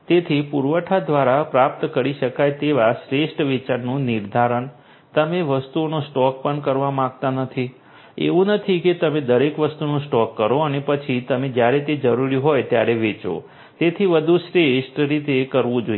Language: Gujarati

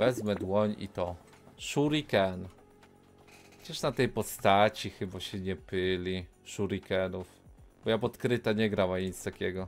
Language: Polish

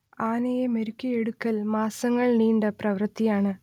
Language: Malayalam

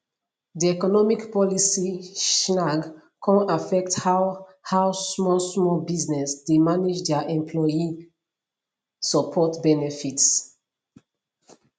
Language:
Nigerian Pidgin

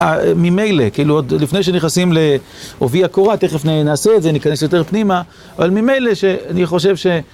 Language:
Hebrew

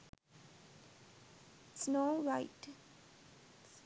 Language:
Sinhala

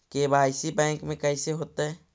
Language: Magahi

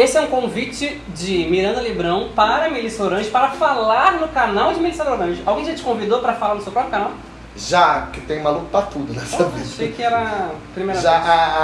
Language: Portuguese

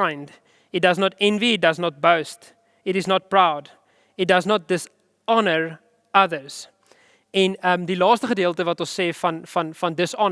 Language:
Dutch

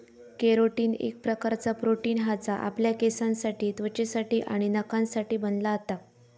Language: Marathi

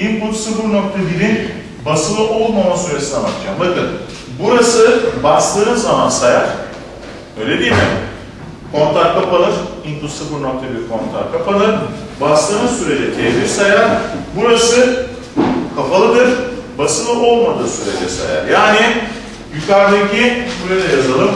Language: Turkish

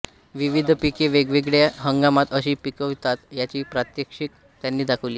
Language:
Marathi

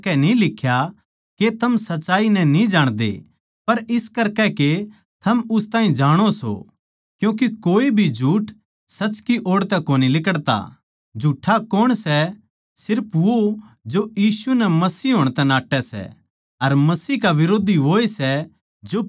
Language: Haryanvi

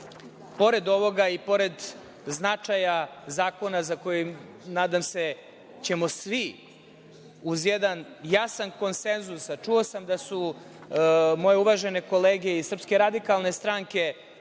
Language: Serbian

